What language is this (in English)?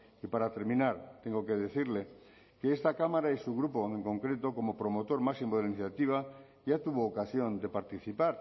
Spanish